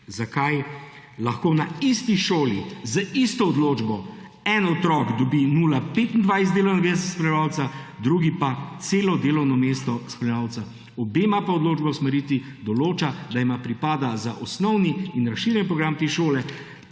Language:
Slovenian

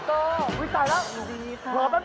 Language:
Thai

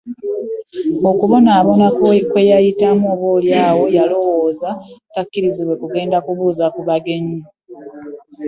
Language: Ganda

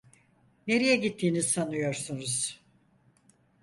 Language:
Turkish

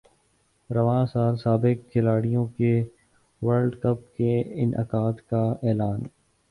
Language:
Urdu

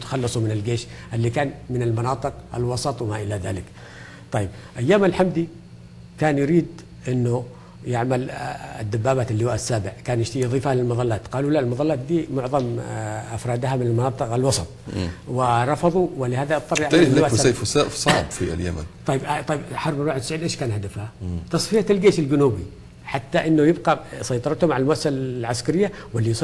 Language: Arabic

